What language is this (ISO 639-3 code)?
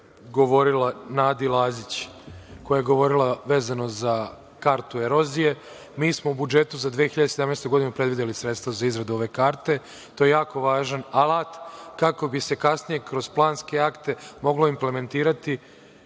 srp